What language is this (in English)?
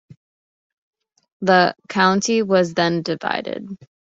English